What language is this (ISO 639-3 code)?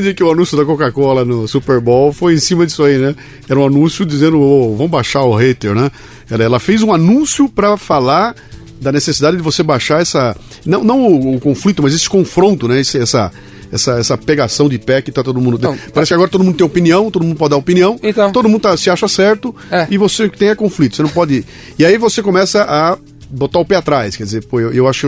por